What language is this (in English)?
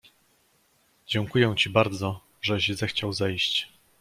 Polish